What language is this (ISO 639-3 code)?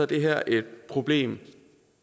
dan